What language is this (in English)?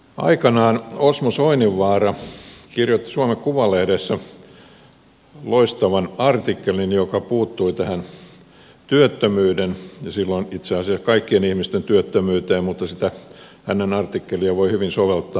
Finnish